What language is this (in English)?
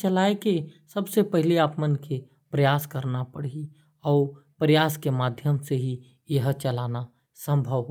Korwa